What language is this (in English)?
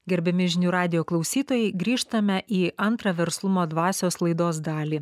Lithuanian